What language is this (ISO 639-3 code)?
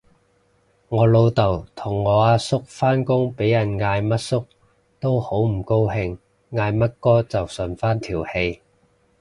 yue